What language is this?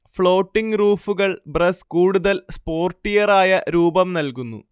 Malayalam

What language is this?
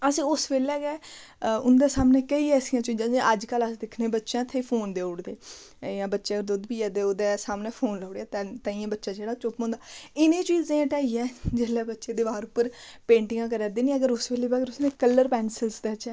Dogri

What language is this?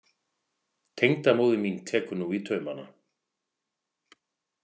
Icelandic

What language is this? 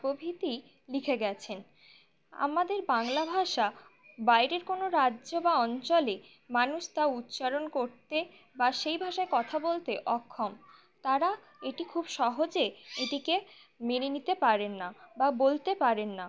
Bangla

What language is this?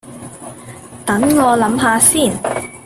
Cantonese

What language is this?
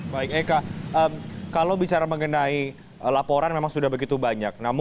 Indonesian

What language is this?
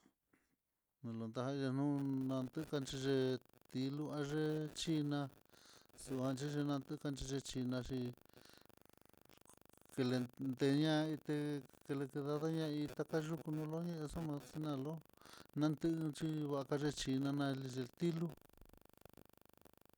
Mitlatongo Mixtec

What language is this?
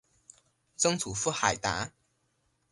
Chinese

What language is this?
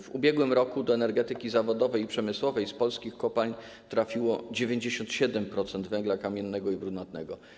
Polish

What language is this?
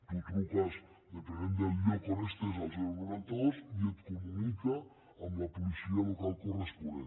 Catalan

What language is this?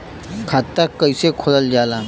Bhojpuri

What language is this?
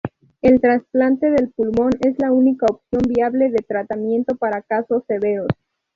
Spanish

